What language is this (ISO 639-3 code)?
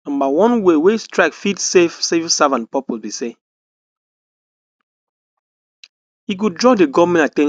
pcm